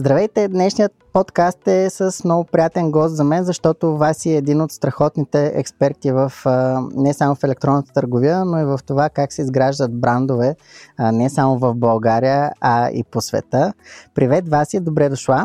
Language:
Bulgarian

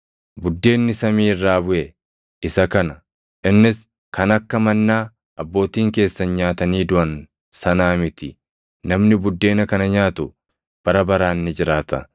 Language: Oromo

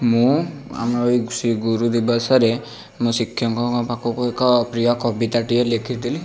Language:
Odia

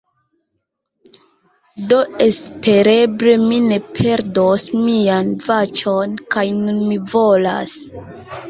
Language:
Esperanto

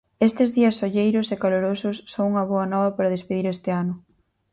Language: Galician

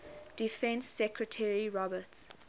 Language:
English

